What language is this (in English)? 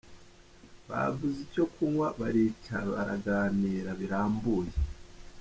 Kinyarwanda